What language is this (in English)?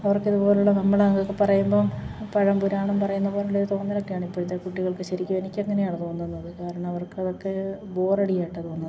Malayalam